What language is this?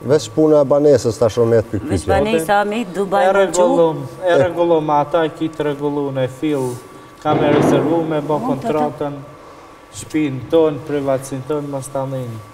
Romanian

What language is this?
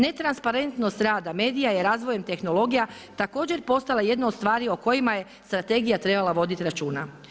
Croatian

